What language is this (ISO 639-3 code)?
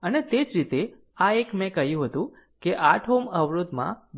guj